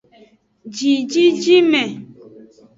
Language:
Aja (Benin)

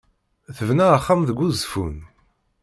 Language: Kabyle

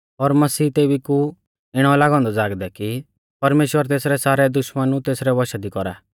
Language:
Mahasu Pahari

